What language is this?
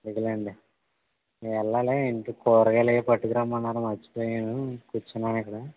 Telugu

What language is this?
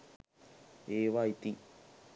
Sinhala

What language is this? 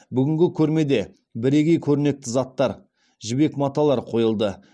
Kazakh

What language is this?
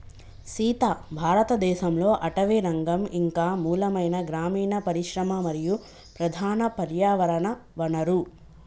Telugu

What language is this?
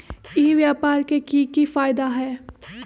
Magahi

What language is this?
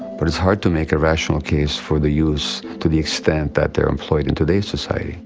English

